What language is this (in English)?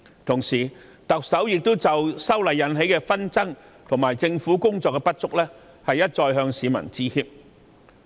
Cantonese